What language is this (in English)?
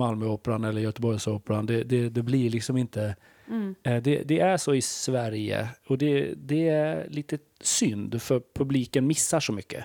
Swedish